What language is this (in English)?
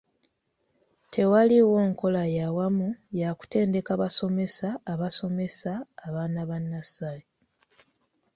Ganda